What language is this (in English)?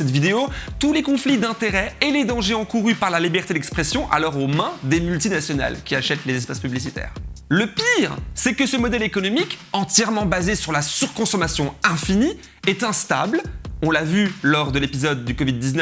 French